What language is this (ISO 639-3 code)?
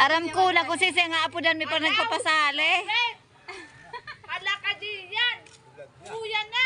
fil